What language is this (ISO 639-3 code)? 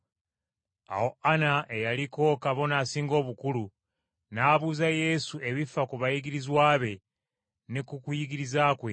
lug